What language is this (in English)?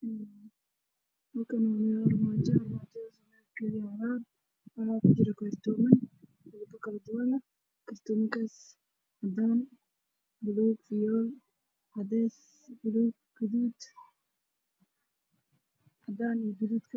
Somali